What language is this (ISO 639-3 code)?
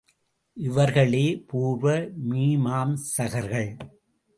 tam